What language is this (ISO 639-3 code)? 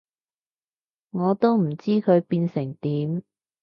yue